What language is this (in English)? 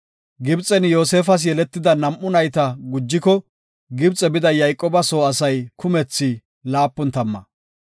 Gofa